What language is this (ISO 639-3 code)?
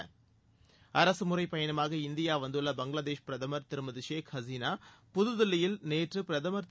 tam